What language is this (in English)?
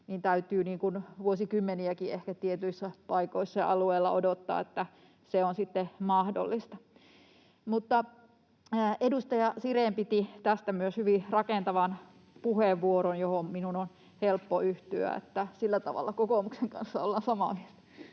Finnish